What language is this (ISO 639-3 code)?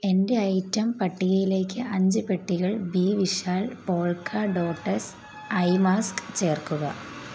mal